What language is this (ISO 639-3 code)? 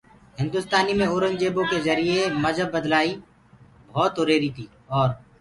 ggg